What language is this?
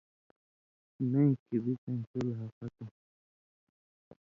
Indus Kohistani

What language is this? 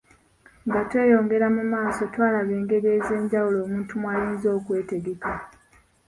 Ganda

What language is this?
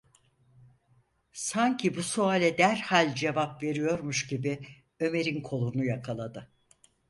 Turkish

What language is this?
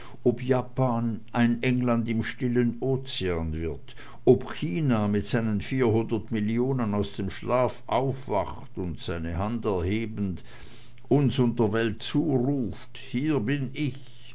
German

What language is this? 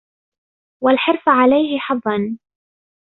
Arabic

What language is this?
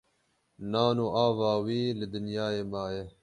Kurdish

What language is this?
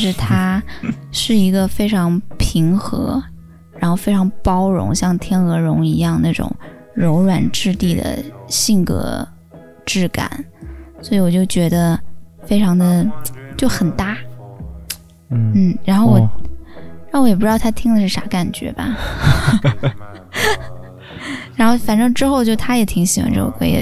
Chinese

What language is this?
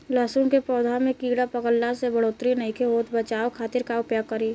Bhojpuri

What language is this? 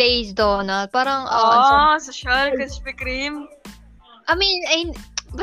Filipino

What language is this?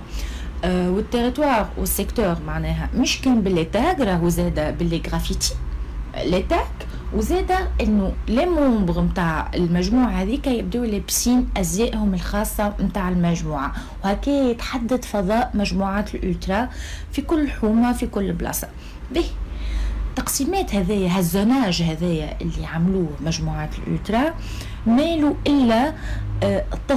Arabic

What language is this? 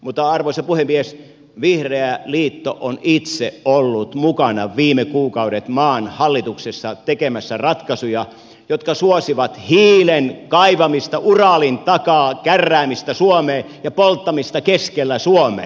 Finnish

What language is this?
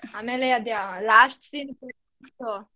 Kannada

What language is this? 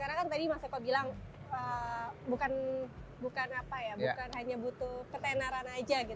Indonesian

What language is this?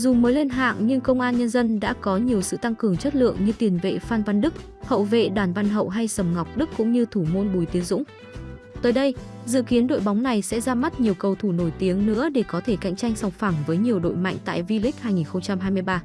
Vietnamese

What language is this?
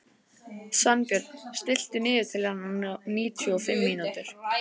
Icelandic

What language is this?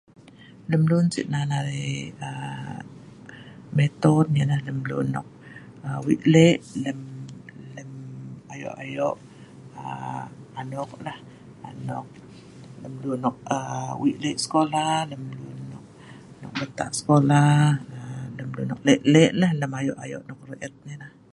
Sa'ban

